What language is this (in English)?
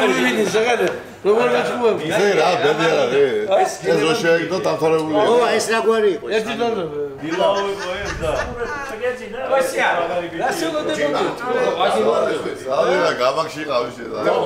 Turkish